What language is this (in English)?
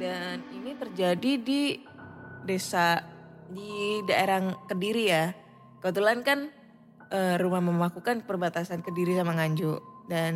Indonesian